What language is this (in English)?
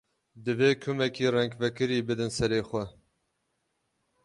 Kurdish